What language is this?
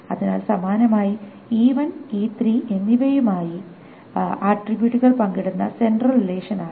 Malayalam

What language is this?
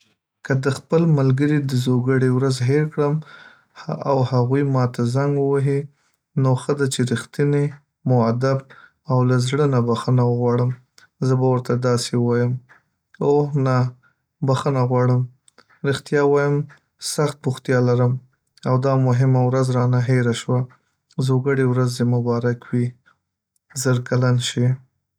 Pashto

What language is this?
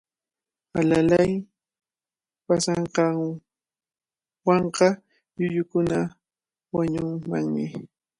Cajatambo North Lima Quechua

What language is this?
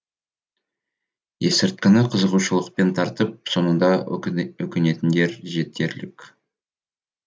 Kazakh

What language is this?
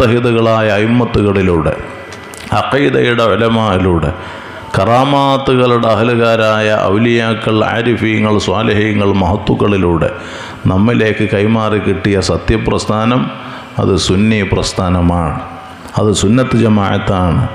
Arabic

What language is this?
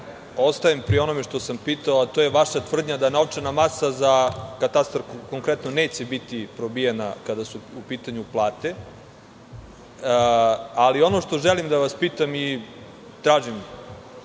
Serbian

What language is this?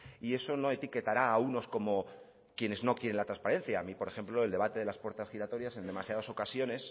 Spanish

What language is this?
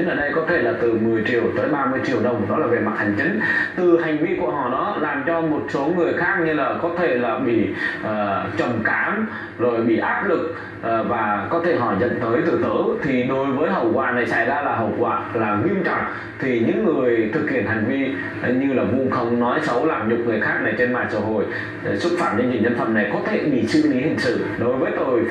Vietnamese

